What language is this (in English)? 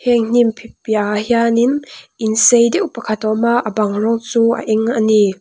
Mizo